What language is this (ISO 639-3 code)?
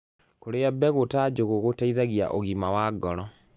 kik